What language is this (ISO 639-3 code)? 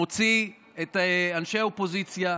heb